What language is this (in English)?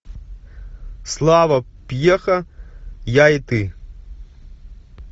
Russian